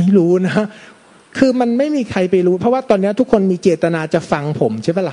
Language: Thai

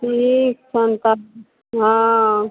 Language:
Maithili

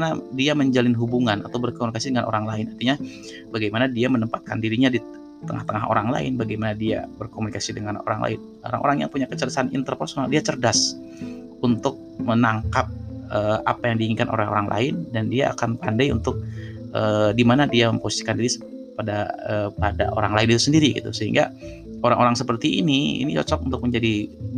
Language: Indonesian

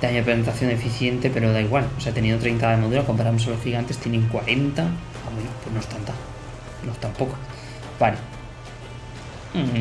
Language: Spanish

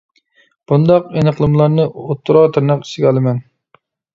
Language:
Uyghur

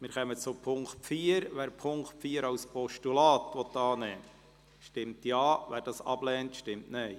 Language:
Swiss German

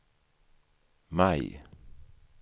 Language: Swedish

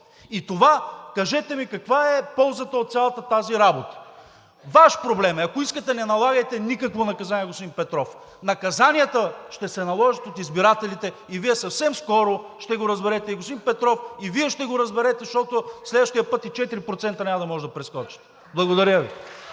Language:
Bulgarian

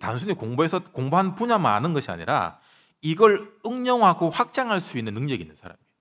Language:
Korean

